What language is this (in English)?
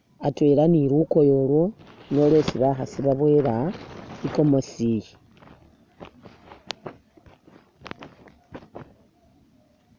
Masaaba